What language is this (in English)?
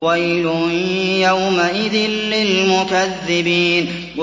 Arabic